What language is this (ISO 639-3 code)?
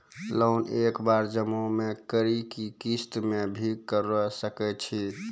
mai